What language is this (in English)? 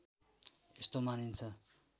Nepali